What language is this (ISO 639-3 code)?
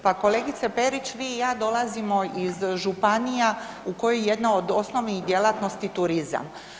hrv